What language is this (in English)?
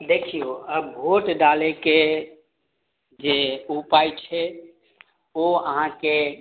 Maithili